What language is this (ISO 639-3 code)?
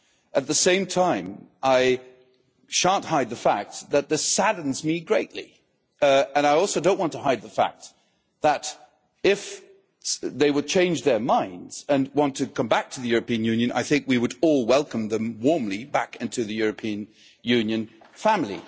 eng